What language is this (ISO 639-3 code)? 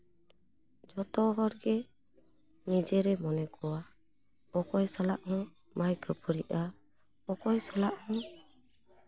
sat